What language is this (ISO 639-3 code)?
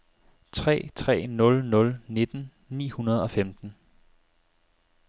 dan